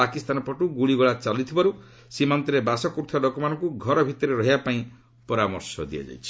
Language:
Odia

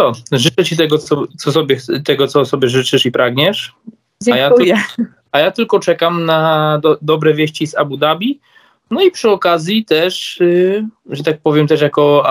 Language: Polish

